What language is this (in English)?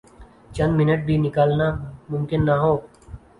Urdu